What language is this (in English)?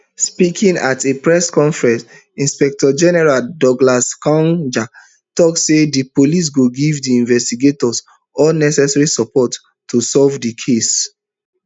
Nigerian Pidgin